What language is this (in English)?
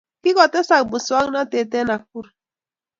Kalenjin